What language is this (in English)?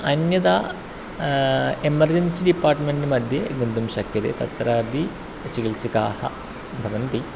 Sanskrit